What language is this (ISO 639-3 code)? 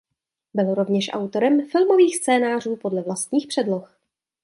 ces